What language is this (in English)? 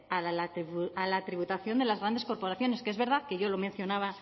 Spanish